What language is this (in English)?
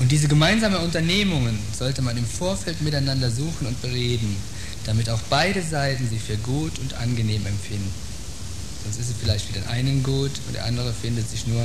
German